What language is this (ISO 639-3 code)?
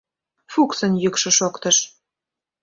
chm